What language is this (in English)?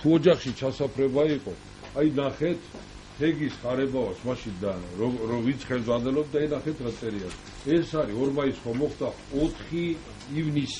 Hebrew